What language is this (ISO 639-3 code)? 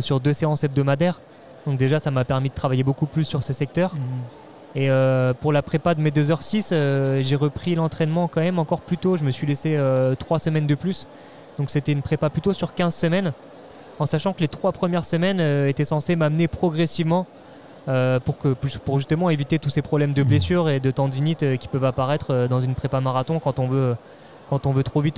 fra